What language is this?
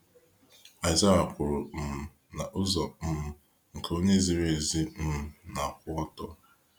Igbo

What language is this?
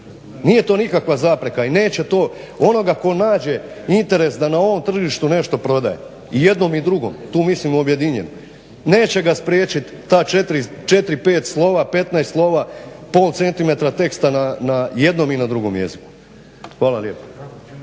Croatian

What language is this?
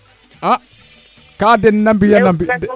Serer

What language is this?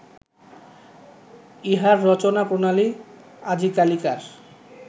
Bangla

